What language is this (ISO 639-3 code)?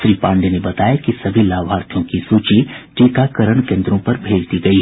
hin